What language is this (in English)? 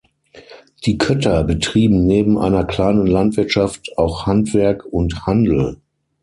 German